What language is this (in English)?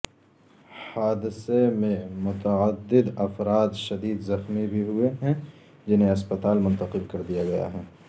Urdu